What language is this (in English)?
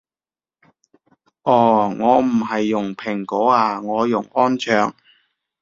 Cantonese